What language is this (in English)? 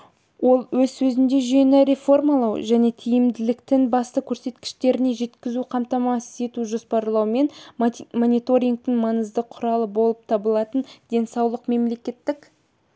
Kazakh